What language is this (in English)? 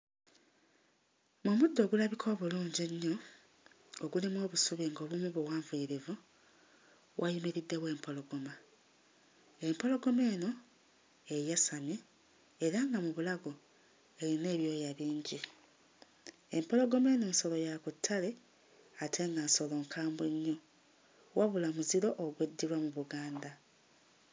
Ganda